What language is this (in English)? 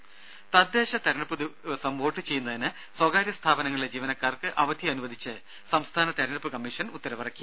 Malayalam